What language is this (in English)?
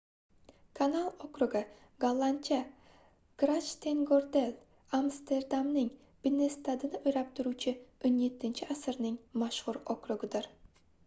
Uzbek